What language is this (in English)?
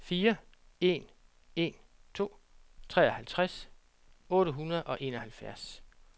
Danish